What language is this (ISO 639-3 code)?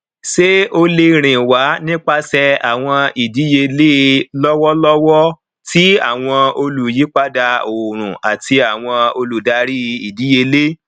yor